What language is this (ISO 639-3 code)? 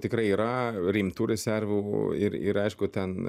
lit